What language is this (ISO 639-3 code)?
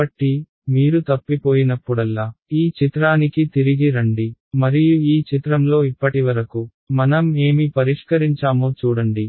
tel